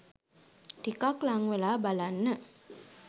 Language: Sinhala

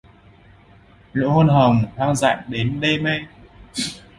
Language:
Vietnamese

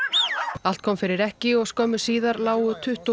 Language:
Icelandic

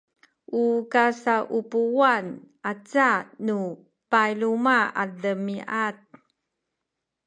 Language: Sakizaya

